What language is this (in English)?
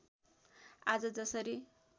Nepali